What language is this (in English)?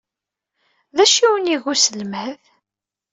Kabyle